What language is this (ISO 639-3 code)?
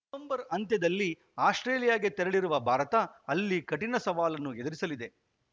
kan